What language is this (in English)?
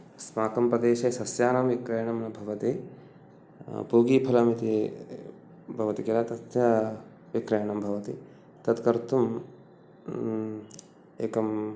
Sanskrit